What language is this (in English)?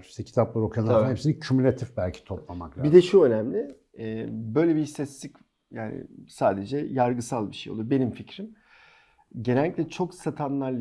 Turkish